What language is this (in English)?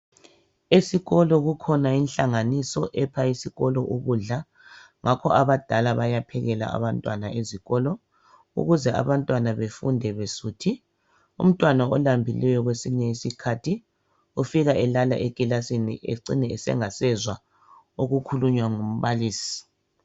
North Ndebele